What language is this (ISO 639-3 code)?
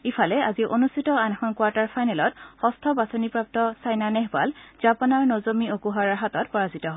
asm